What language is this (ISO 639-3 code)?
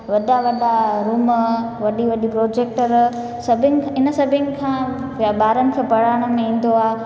snd